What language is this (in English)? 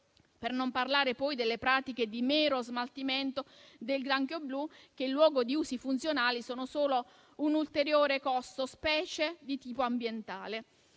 Italian